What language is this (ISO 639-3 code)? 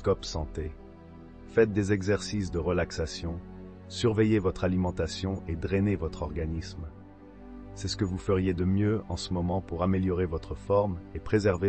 fra